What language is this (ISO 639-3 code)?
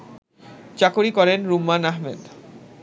ben